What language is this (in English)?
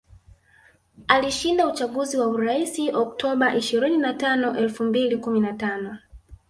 Swahili